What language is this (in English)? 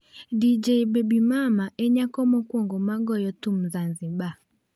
Luo (Kenya and Tanzania)